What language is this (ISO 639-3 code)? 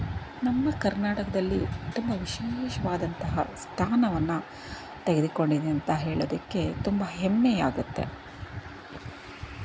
kan